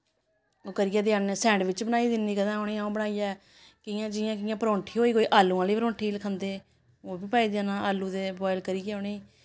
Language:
Dogri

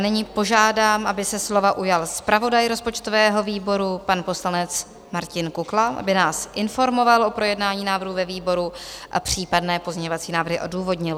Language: Czech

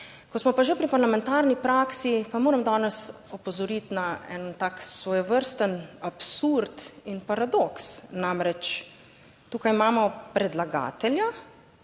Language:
Slovenian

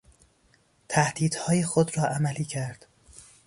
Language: Persian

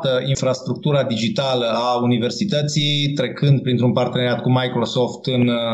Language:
Romanian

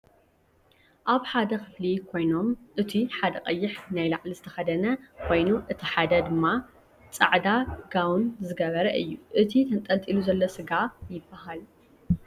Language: Tigrinya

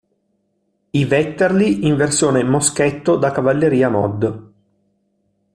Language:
Italian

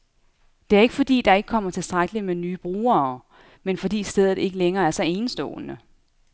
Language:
Danish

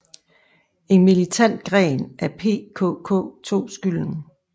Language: Danish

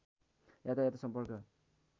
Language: Nepali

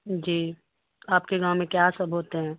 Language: Urdu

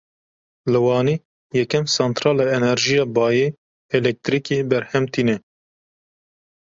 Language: Kurdish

